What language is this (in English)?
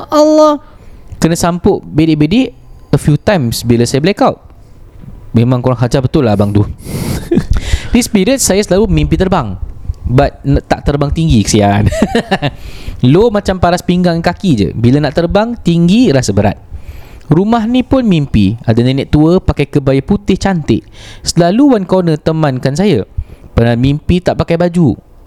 Malay